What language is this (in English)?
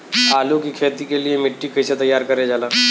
Bhojpuri